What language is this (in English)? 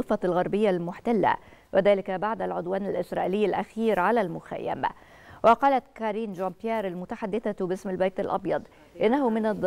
Arabic